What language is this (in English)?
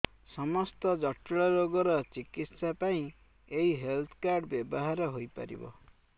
Odia